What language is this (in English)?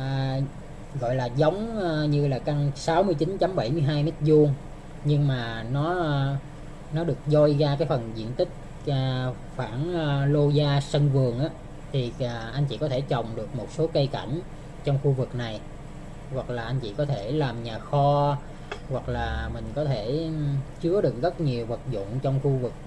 Vietnamese